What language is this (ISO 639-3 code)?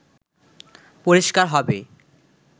ben